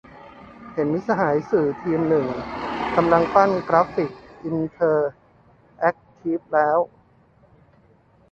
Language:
Thai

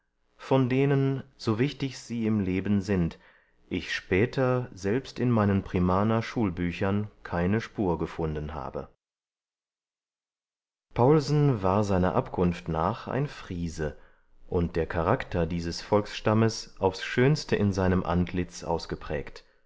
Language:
German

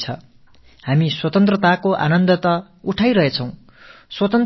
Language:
Tamil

